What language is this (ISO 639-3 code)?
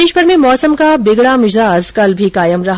hin